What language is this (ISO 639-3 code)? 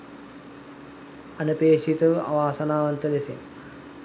sin